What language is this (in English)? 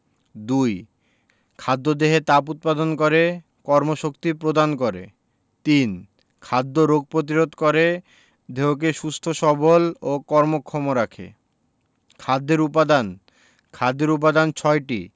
Bangla